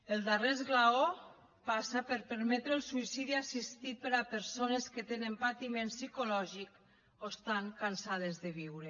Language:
Catalan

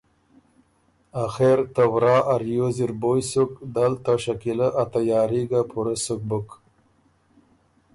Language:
Ormuri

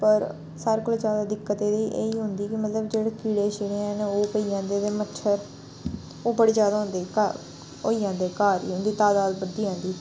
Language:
Dogri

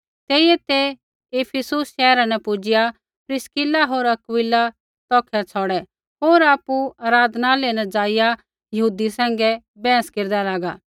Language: Kullu Pahari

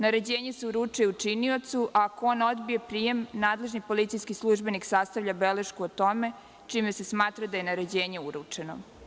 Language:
Serbian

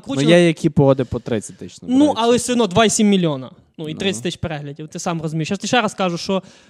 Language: Ukrainian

